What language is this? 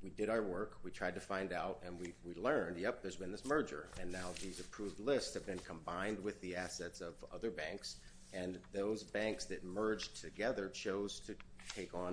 English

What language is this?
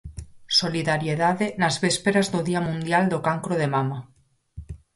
Galician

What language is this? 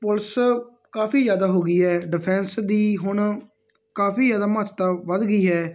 Punjabi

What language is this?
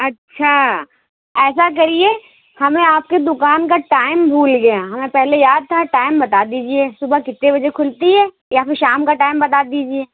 Urdu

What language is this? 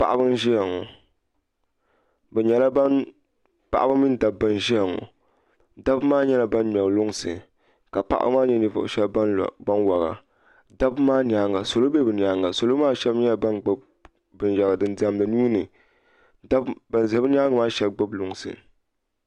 Dagbani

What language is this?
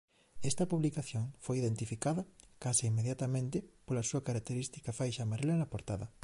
Galician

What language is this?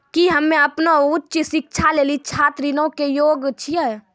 Maithili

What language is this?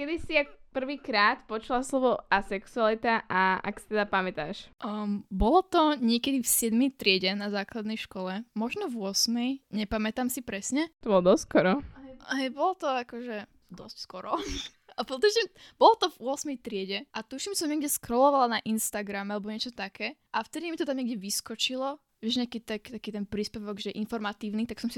Slovak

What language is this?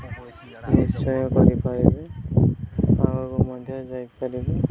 Odia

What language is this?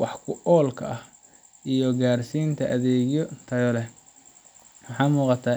Somali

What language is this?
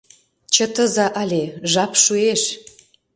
Mari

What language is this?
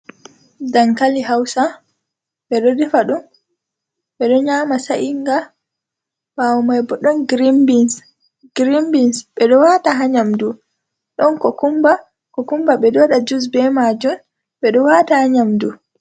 Fula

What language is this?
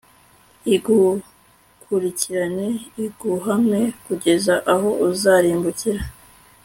Kinyarwanda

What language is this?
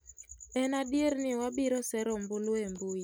Luo (Kenya and Tanzania)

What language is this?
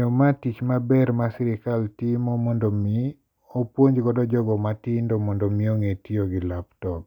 Luo (Kenya and Tanzania)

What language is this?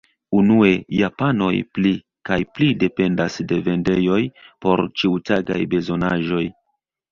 Esperanto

